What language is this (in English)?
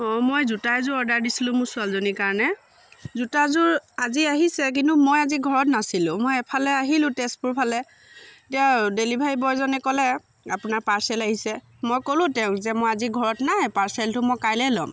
Assamese